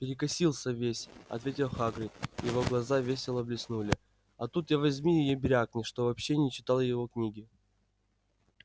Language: Russian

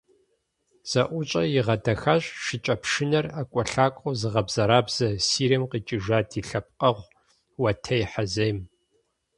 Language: Kabardian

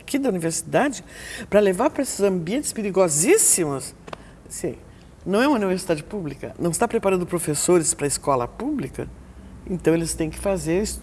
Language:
Portuguese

